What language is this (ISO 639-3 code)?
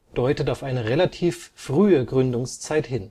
deu